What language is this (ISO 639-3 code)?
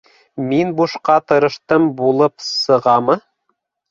bak